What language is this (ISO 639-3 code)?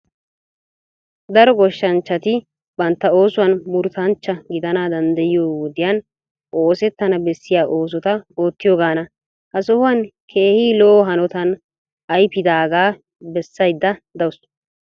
wal